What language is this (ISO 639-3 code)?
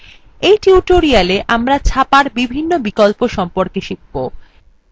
ben